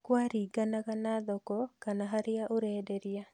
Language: Kikuyu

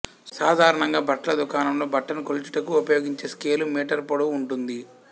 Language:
Telugu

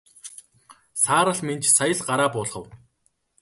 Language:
Mongolian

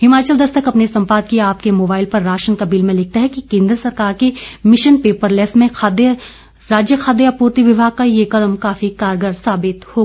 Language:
Hindi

